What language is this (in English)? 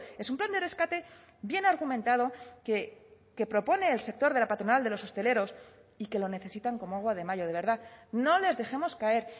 Spanish